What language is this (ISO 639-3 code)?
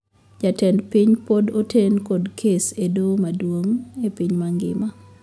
luo